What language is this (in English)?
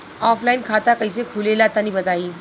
Bhojpuri